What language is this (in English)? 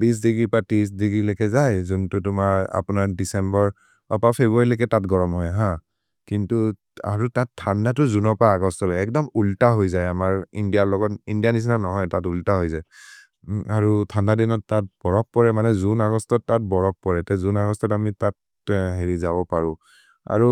Maria (India)